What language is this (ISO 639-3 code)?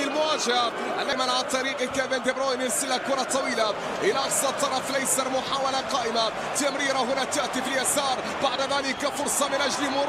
ara